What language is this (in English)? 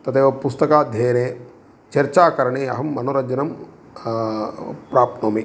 Sanskrit